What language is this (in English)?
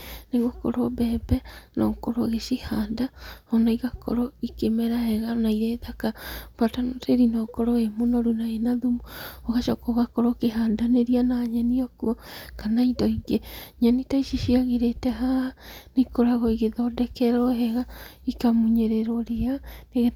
Kikuyu